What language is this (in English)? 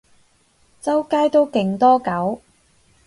Cantonese